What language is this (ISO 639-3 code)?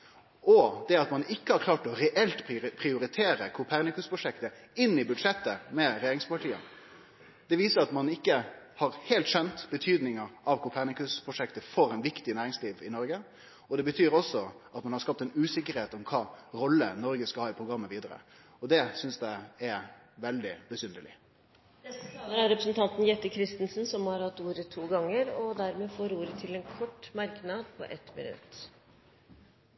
nor